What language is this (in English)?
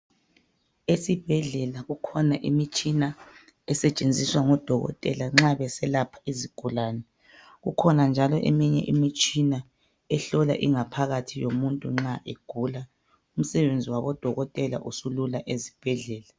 North Ndebele